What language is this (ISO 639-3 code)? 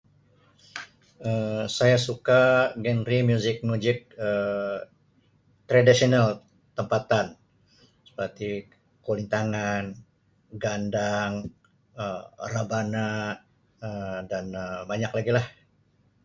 msi